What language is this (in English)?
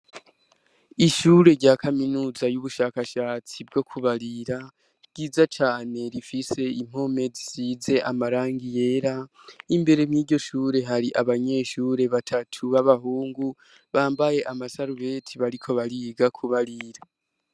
Rundi